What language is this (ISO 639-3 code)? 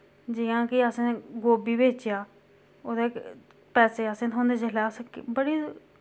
doi